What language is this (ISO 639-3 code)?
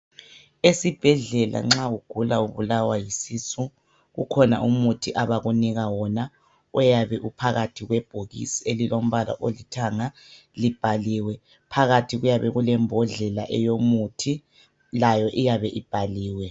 nde